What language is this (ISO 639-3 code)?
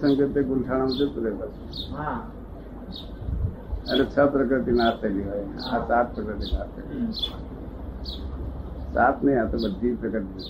guj